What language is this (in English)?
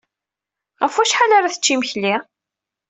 Kabyle